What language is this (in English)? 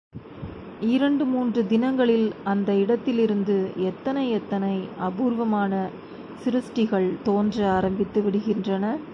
Tamil